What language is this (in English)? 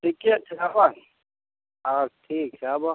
Maithili